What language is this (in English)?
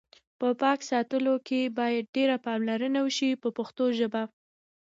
Pashto